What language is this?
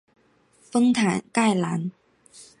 Chinese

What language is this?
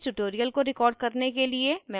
Hindi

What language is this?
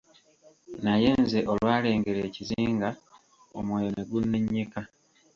Ganda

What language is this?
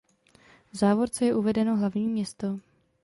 Czech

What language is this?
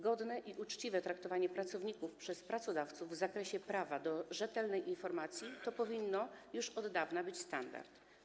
Polish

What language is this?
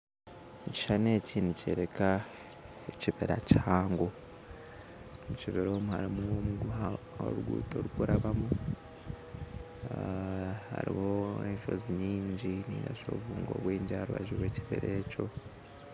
Nyankole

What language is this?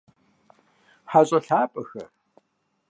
Kabardian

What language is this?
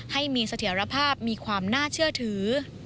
Thai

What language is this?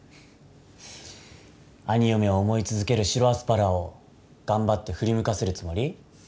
Japanese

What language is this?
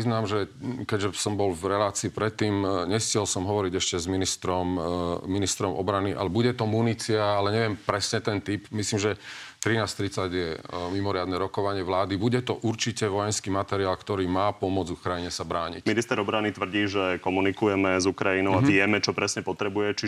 Slovak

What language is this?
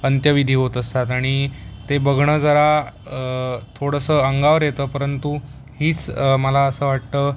Marathi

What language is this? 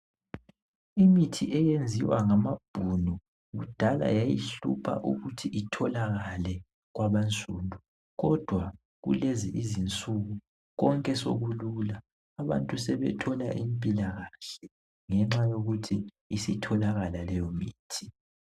North Ndebele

